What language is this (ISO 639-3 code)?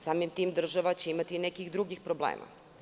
srp